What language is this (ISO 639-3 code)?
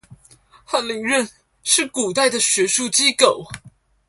zho